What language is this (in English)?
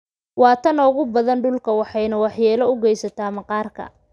Somali